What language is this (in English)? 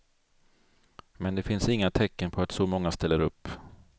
Swedish